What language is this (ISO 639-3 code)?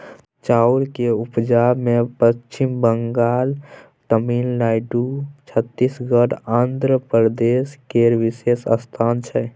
mai